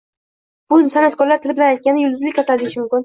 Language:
Uzbek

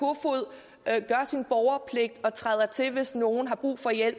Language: Danish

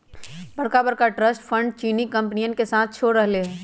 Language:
Magahi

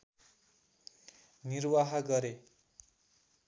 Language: Nepali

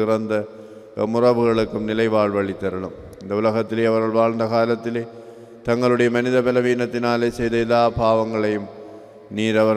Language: Indonesian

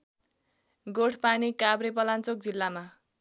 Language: Nepali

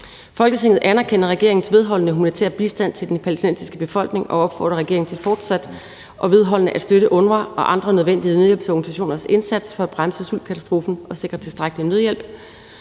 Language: Danish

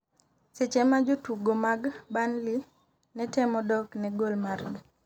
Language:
Luo (Kenya and Tanzania)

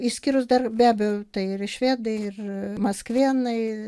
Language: Lithuanian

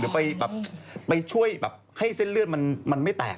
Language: Thai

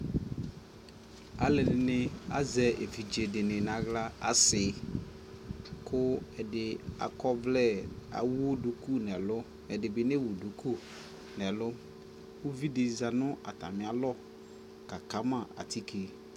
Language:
Ikposo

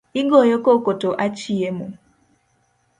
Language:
Luo (Kenya and Tanzania)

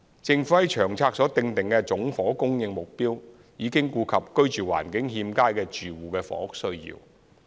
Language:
Cantonese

